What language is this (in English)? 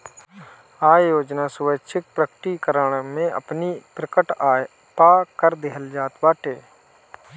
Bhojpuri